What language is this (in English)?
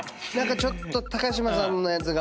Japanese